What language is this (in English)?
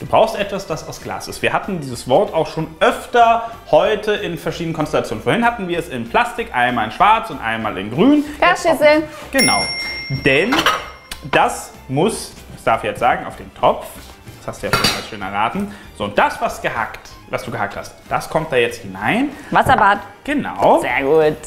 German